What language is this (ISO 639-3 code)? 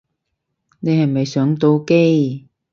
yue